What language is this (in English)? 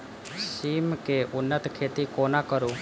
Maithili